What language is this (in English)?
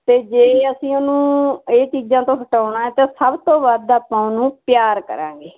Punjabi